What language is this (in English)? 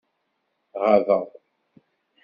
Kabyle